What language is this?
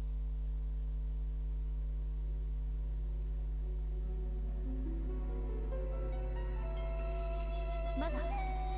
German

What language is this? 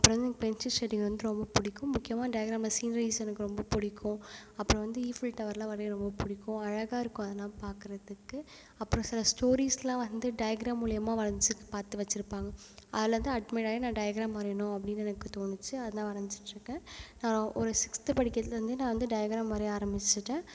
Tamil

